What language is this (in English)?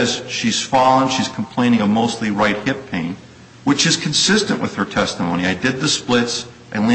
English